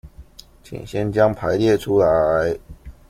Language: Chinese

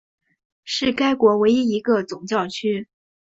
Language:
Chinese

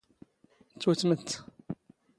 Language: Standard Moroccan Tamazight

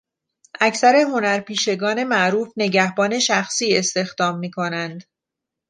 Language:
Persian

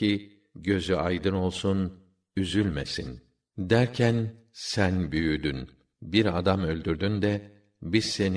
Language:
Turkish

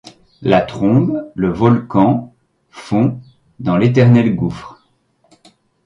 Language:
French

